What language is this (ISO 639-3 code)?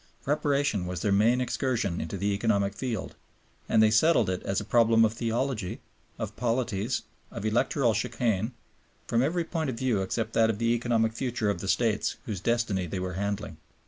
eng